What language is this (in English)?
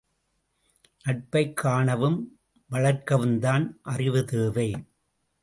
Tamil